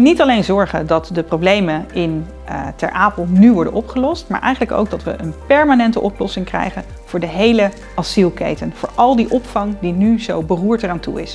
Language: Dutch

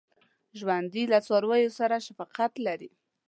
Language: Pashto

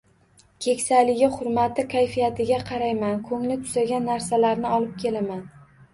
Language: Uzbek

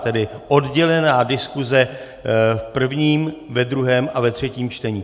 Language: Czech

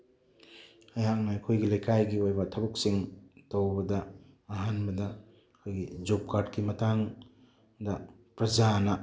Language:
Manipuri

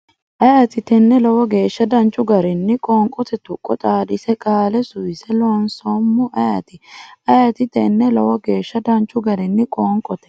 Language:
Sidamo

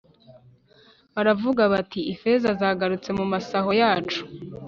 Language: Kinyarwanda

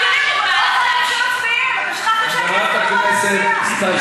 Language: Hebrew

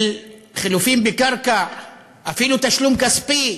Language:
Hebrew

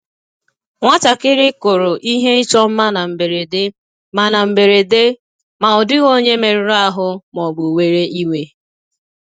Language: Igbo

